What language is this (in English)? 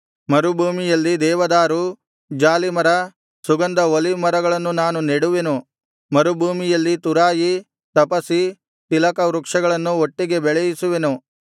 Kannada